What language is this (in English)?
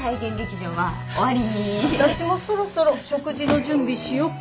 Japanese